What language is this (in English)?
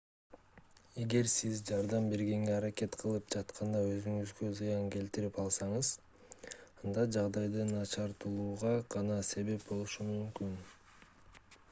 Kyrgyz